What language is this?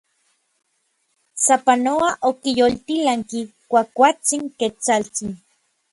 Orizaba Nahuatl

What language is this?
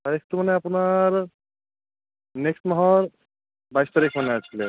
Assamese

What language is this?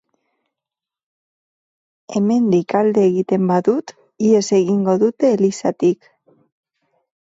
Basque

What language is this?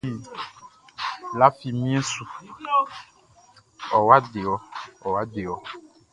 Baoulé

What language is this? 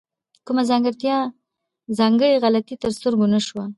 Pashto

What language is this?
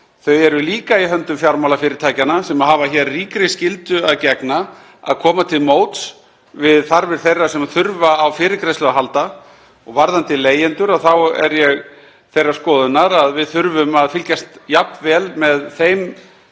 Icelandic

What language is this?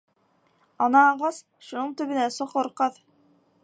Bashkir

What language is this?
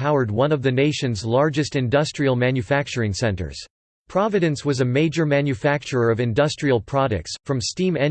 English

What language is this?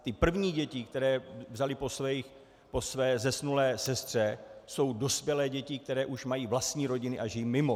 Czech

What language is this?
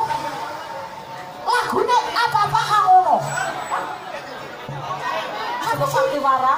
Thai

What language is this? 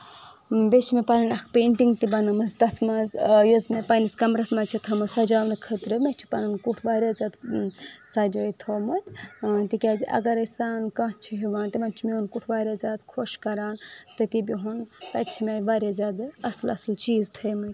Kashmiri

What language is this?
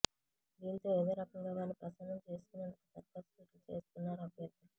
Telugu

